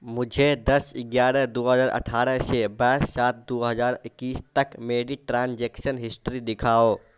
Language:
Urdu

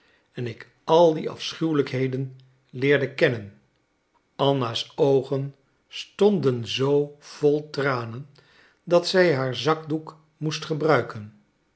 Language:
Dutch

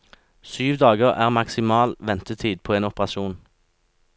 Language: Norwegian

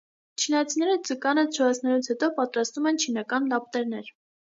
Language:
Armenian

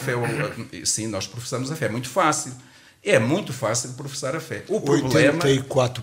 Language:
Portuguese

